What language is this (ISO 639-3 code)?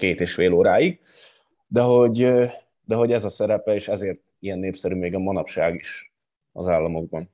hun